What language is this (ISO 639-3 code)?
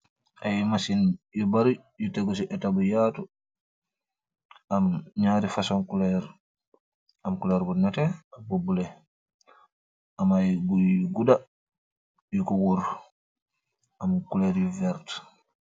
wol